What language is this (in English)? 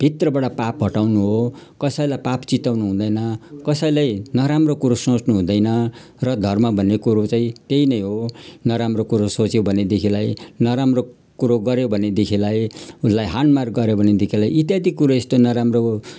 Nepali